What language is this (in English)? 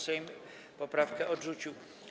Polish